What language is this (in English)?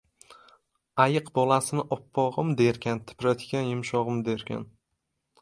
Uzbek